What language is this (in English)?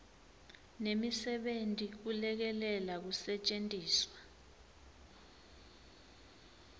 Swati